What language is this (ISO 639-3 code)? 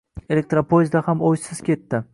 uzb